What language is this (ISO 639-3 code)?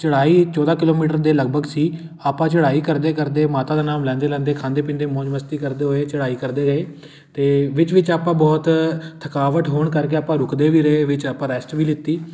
pan